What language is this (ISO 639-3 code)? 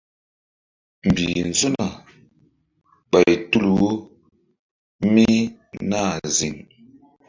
mdd